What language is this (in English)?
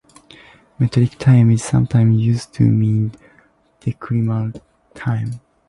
English